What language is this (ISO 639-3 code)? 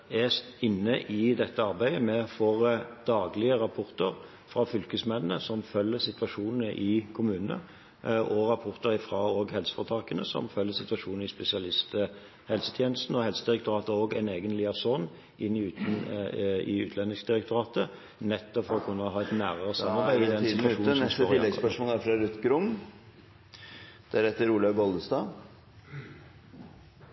nor